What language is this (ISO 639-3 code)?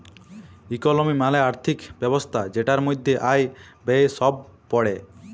ben